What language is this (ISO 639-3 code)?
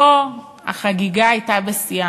heb